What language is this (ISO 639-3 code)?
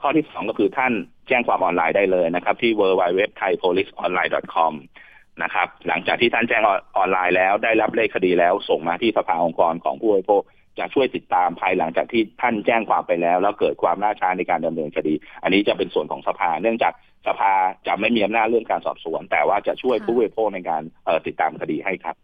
tha